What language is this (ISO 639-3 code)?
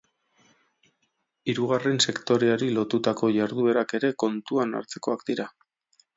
eus